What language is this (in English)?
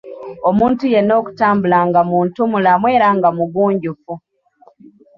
Ganda